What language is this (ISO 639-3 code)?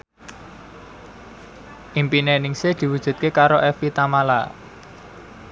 jav